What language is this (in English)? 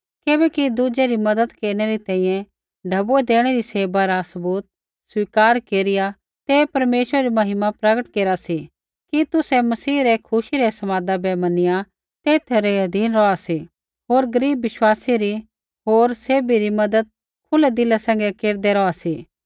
Kullu Pahari